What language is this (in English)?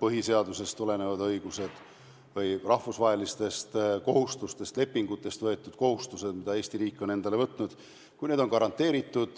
Estonian